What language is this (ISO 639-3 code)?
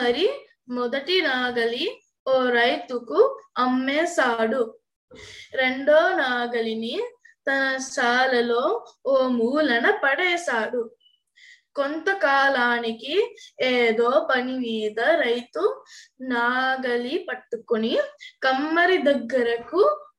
tel